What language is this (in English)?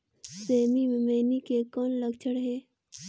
Chhattisgarhi